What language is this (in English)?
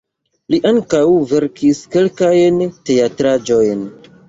Esperanto